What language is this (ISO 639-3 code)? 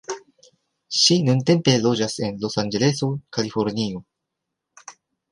epo